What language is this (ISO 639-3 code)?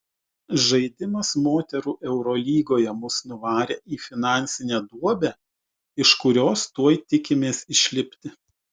lit